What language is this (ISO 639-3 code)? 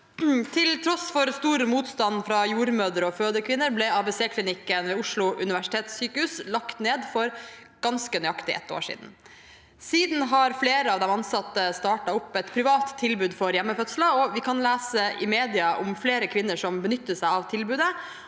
nor